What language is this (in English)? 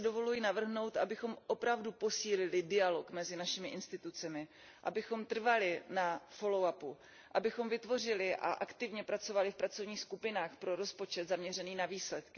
Czech